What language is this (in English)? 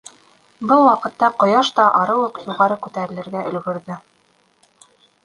Bashkir